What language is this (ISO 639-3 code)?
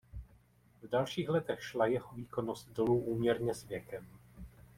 ces